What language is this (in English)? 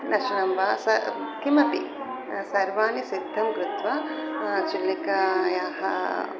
Sanskrit